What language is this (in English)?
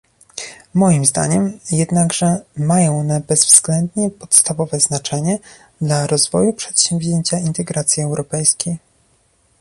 Polish